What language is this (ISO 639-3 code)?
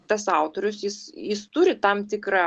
lit